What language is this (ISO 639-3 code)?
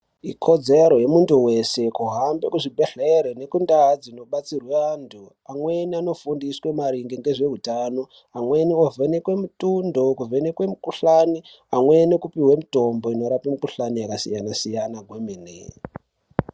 ndc